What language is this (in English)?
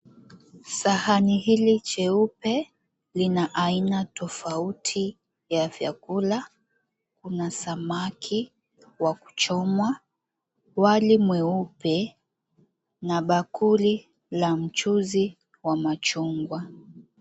Swahili